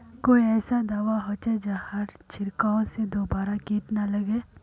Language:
Magahi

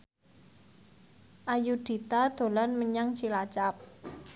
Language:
Javanese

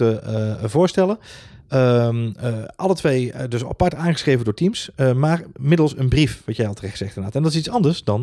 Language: Dutch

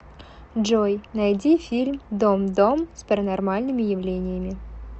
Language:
Russian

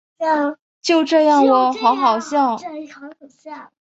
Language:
Chinese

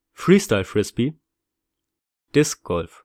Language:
German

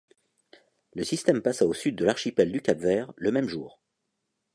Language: French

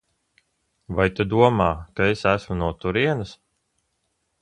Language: Latvian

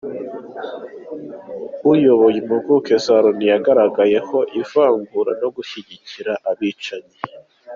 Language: Kinyarwanda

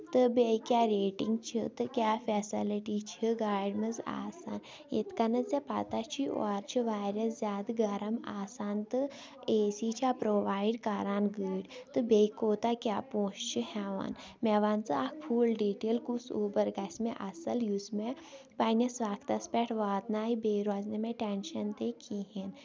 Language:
Kashmiri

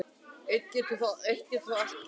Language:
Icelandic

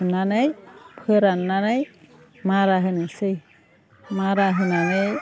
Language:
Bodo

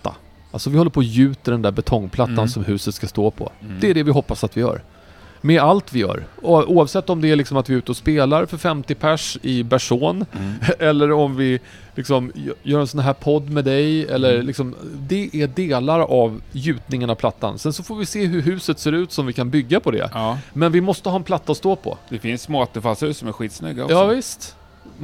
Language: Swedish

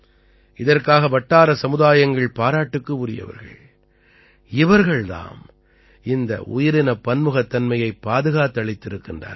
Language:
Tamil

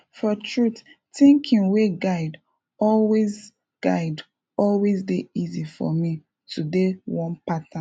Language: Nigerian Pidgin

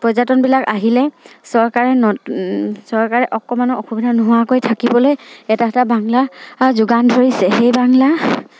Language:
Assamese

